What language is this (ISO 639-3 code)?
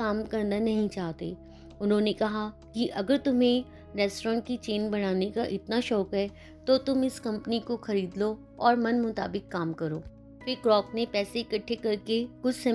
hin